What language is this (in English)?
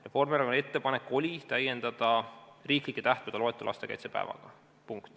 Estonian